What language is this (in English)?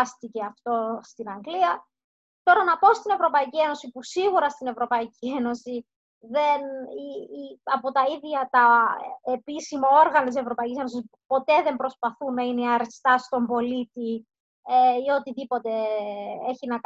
Greek